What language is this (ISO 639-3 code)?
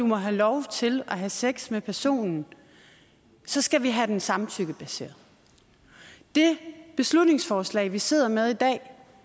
dan